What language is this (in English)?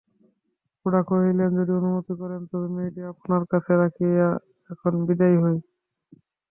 Bangla